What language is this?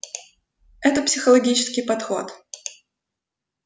Russian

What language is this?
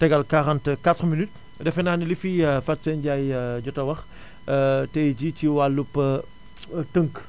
Wolof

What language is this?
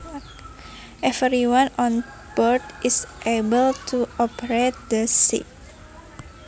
Javanese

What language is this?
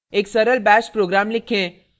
Hindi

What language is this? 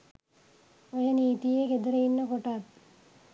Sinhala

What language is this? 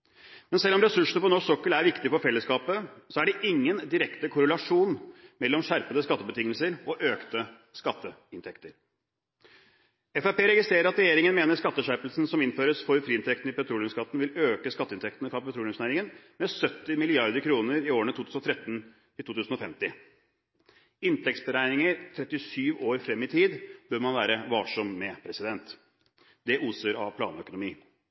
Norwegian Bokmål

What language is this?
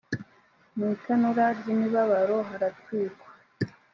Kinyarwanda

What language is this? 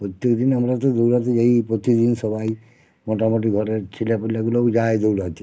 Bangla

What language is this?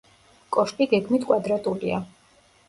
Georgian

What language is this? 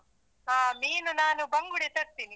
Kannada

